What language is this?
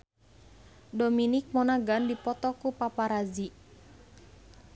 Sundanese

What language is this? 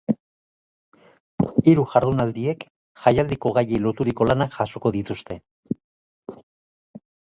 Basque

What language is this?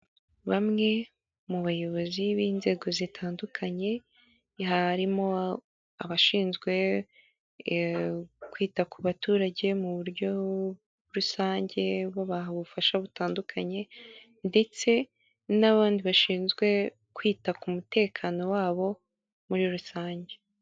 Kinyarwanda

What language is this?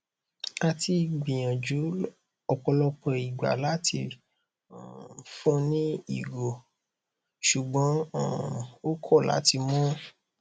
Yoruba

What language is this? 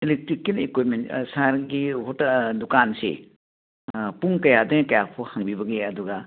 Manipuri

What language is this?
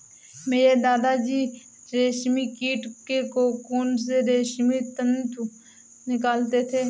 Hindi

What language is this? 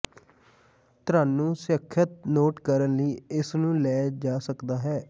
Punjabi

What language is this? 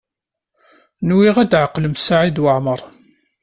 Kabyle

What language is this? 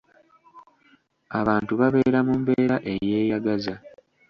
Ganda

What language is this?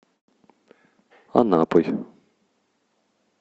Russian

